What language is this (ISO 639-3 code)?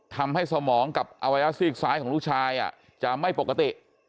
tha